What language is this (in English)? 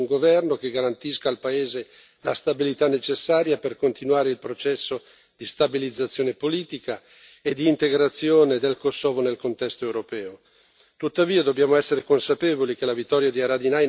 Italian